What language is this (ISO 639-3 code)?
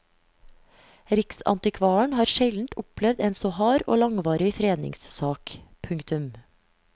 nor